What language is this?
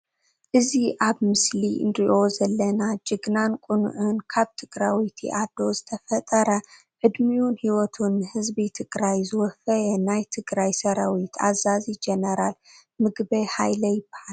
Tigrinya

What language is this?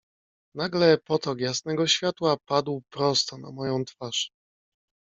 Polish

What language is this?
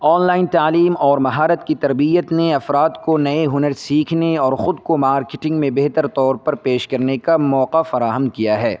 Urdu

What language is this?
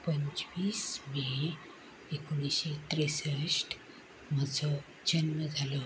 Konkani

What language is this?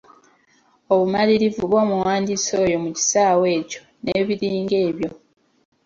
Ganda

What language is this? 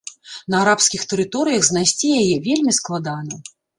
Belarusian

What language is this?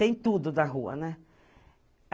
Portuguese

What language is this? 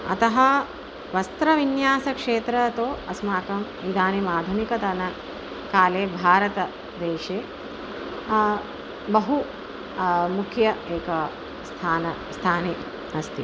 Sanskrit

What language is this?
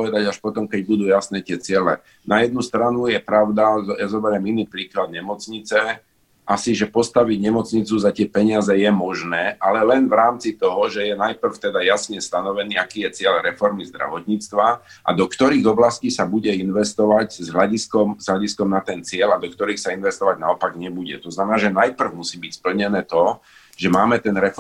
Slovak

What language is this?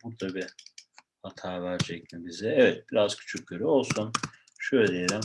Turkish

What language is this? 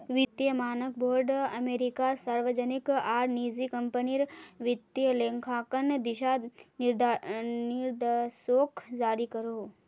Magahi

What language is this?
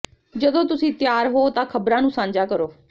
Punjabi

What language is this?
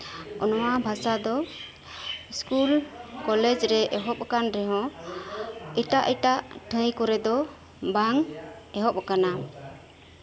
Santali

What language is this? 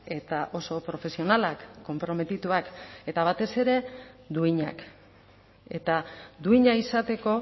Basque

